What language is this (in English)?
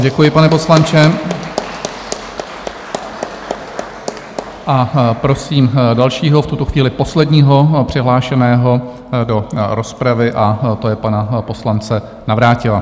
Czech